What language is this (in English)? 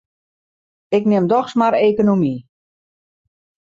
Western Frisian